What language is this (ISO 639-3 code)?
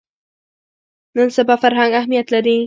pus